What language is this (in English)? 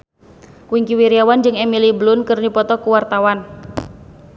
Sundanese